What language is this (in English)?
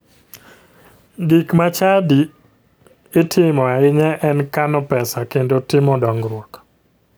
Luo (Kenya and Tanzania)